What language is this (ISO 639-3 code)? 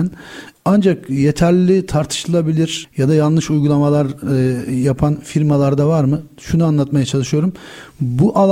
tur